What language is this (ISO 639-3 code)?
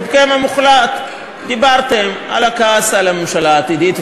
heb